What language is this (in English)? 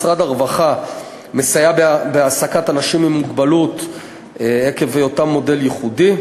Hebrew